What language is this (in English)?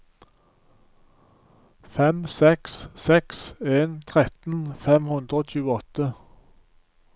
Norwegian